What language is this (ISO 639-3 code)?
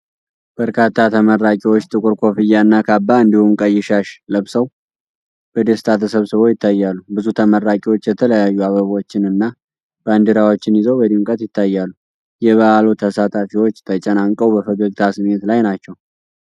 amh